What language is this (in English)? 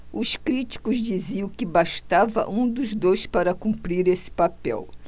Portuguese